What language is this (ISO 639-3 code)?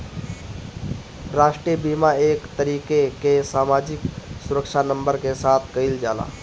bho